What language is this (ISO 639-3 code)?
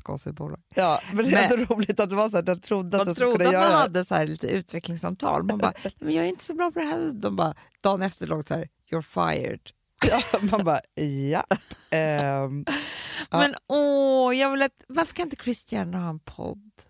swe